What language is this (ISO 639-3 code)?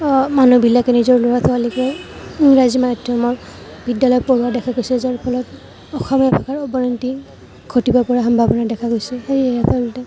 asm